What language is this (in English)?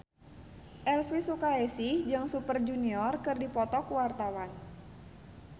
Sundanese